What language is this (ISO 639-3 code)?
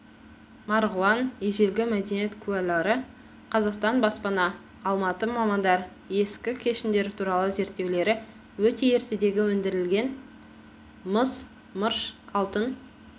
kaz